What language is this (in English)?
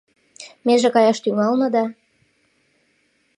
Mari